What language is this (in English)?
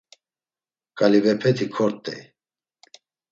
Laz